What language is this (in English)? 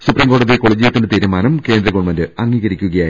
Malayalam